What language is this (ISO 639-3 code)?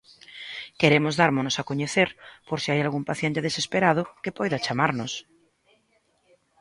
glg